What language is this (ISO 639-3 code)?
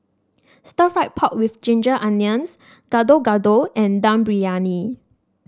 eng